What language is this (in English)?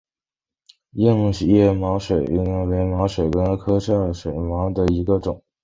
Chinese